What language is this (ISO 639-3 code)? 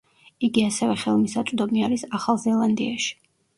kat